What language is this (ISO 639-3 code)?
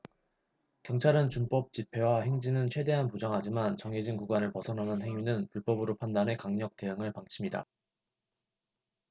kor